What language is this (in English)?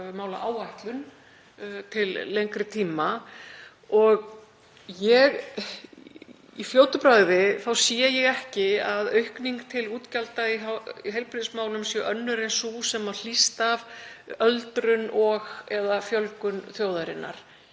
Icelandic